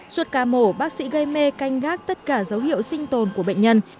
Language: Vietnamese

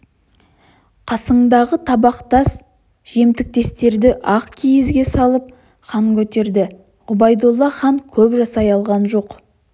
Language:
Kazakh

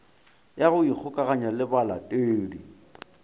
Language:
Northern Sotho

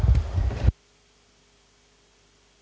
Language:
Serbian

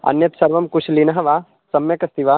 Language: Sanskrit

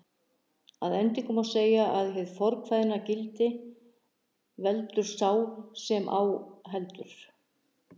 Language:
Icelandic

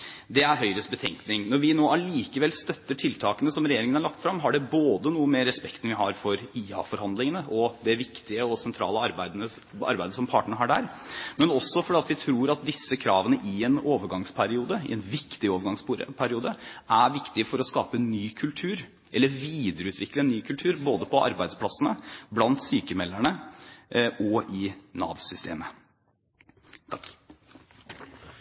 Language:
Norwegian Bokmål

